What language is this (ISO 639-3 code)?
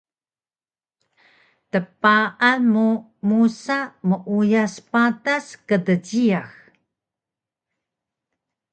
trv